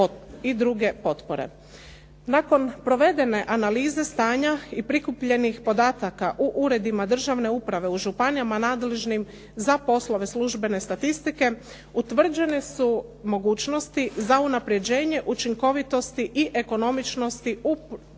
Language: Croatian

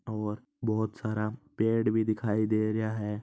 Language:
Marwari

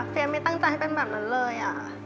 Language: Thai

